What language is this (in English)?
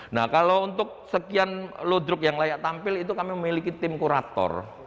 Indonesian